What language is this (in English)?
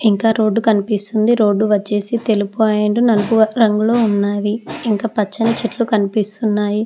Telugu